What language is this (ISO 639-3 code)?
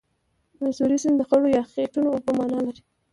pus